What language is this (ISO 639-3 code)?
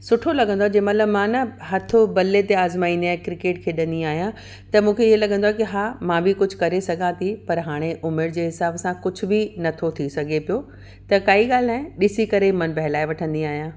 snd